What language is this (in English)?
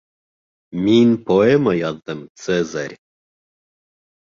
Bashkir